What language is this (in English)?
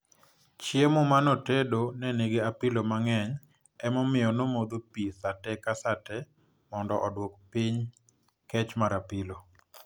Luo (Kenya and Tanzania)